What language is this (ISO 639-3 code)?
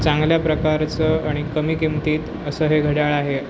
mar